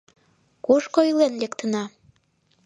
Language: Mari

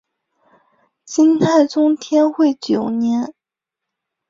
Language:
Chinese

